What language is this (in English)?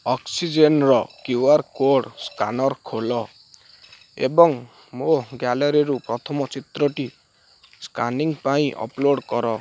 Odia